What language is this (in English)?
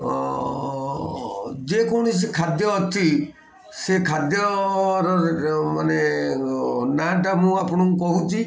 Odia